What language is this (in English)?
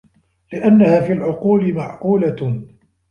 Arabic